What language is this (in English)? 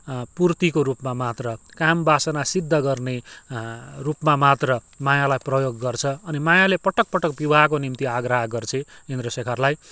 Nepali